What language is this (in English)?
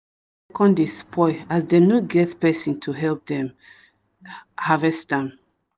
Nigerian Pidgin